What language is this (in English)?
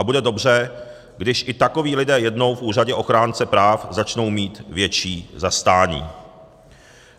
Czech